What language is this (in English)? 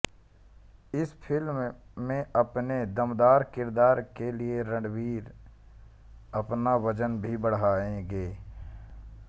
Hindi